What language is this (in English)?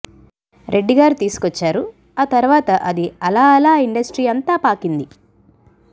Telugu